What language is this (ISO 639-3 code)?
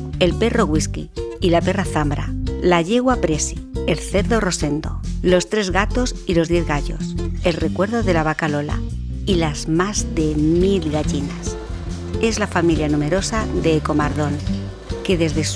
spa